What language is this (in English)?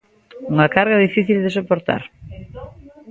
Galician